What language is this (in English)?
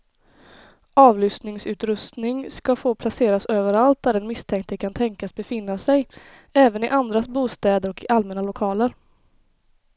Swedish